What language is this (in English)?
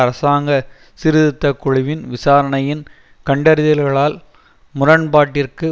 Tamil